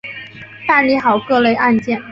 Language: Chinese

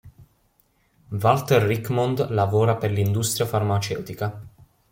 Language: Italian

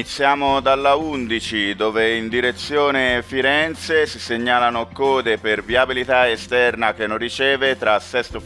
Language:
Italian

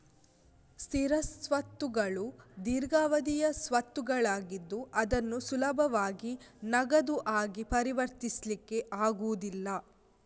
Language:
Kannada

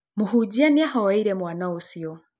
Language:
Kikuyu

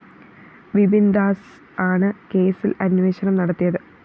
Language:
Malayalam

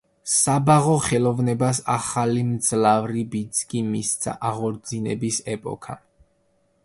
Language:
Georgian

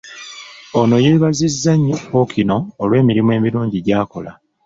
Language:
Ganda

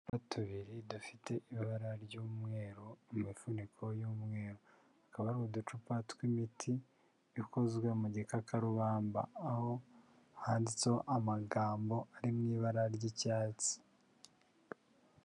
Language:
Kinyarwanda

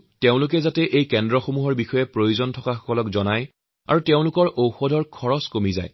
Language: Assamese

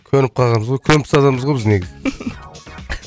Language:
Kazakh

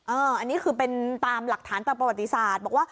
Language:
Thai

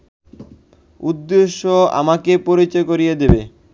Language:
Bangla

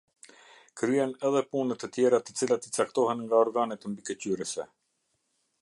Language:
Albanian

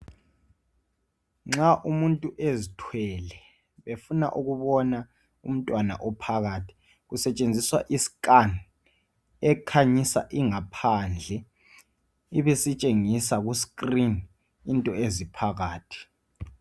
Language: North Ndebele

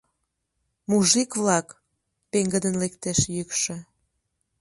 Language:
Mari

